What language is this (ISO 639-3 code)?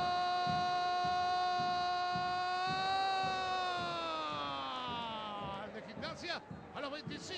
spa